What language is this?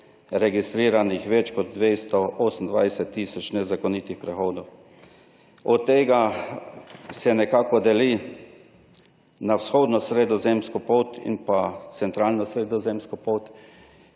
Slovenian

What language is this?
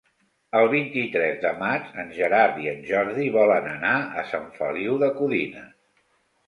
Catalan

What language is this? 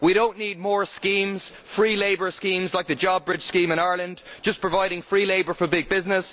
English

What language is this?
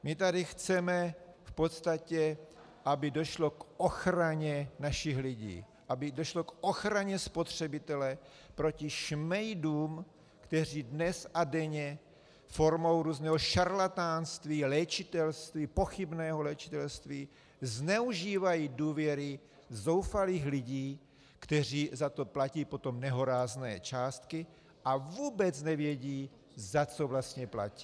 Czech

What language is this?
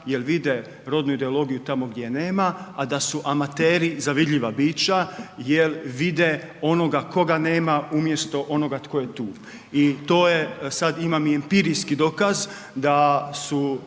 Croatian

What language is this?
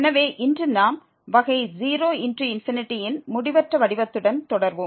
Tamil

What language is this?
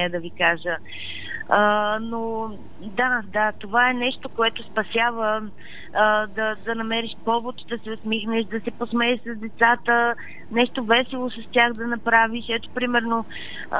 Bulgarian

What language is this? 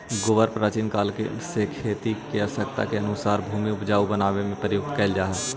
Magahi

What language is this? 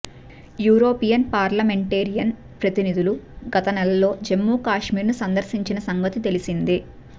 Telugu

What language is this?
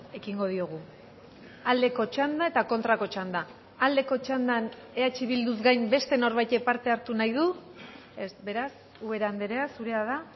Basque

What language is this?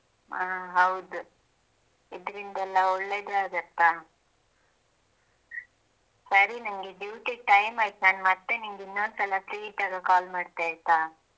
Kannada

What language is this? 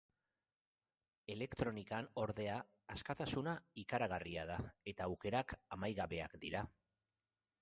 Basque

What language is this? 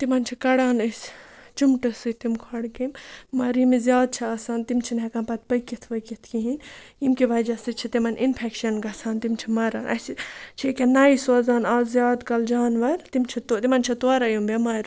Kashmiri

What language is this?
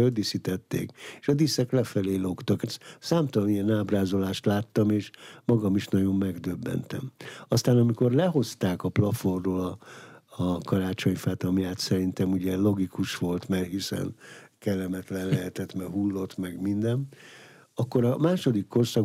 Hungarian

